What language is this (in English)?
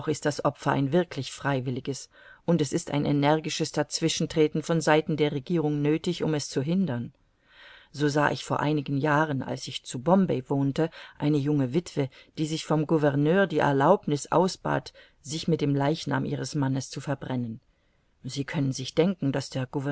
German